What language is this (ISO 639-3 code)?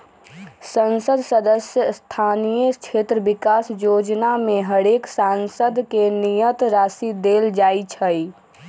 mag